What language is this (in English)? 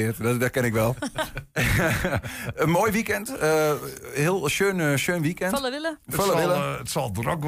Dutch